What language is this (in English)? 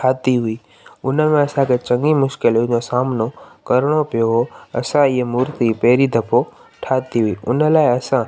Sindhi